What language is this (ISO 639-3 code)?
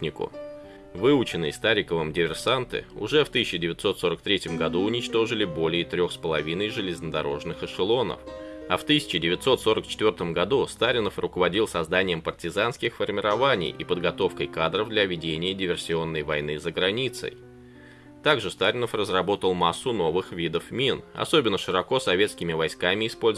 rus